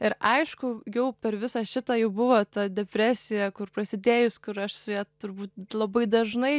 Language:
Lithuanian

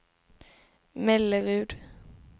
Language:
Swedish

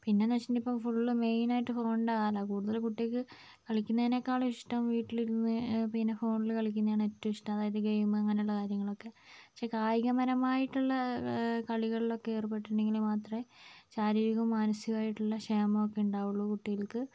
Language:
Malayalam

